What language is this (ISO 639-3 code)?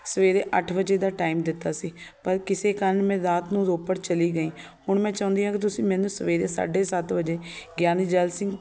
pan